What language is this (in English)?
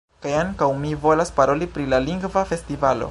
Esperanto